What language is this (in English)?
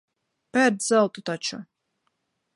Latvian